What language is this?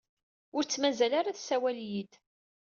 Kabyle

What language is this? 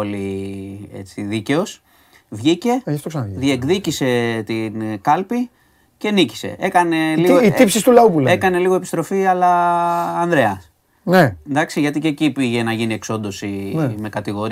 Greek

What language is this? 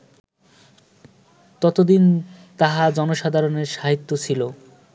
Bangla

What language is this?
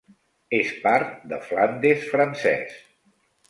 Catalan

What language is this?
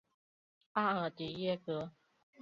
Chinese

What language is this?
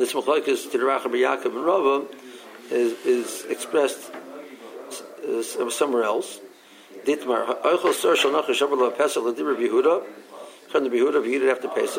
English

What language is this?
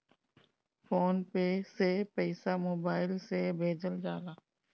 Bhojpuri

